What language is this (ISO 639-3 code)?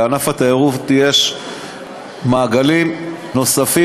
heb